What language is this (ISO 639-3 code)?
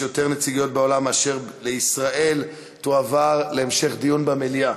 heb